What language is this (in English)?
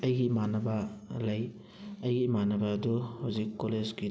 Manipuri